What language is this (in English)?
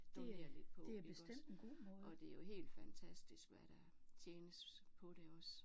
Danish